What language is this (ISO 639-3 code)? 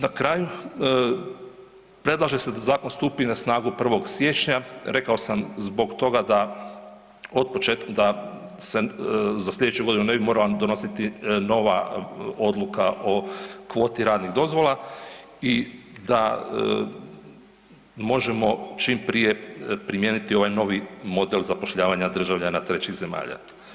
hrv